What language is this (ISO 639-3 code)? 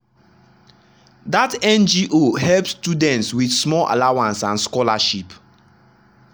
pcm